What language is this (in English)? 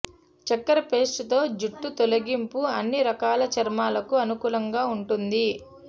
Telugu